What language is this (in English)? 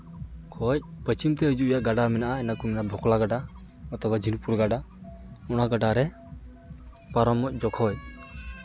Santali